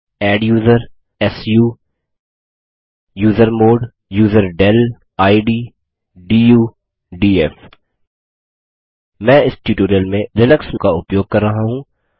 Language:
Hindi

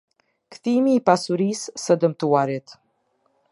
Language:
Albanian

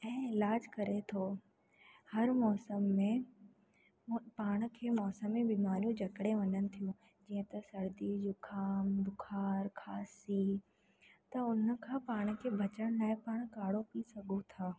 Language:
Sindhi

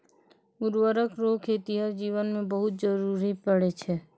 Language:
Maithili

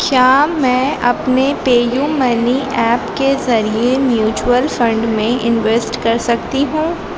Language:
Urdu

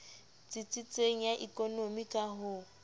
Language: Southern Sotho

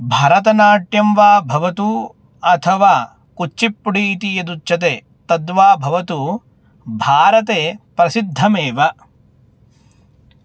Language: Sanskrit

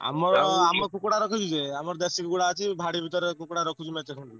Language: Odia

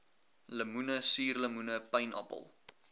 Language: Afrikaans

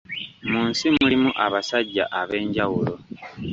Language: Ganda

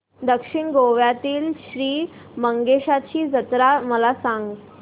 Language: Marathi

